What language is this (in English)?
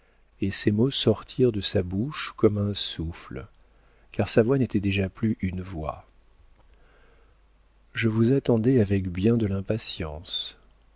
French